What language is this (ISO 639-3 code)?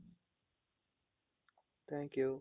kan